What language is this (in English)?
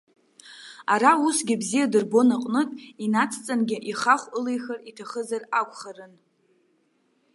Abkhazian